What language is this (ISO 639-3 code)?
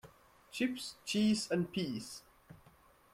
eng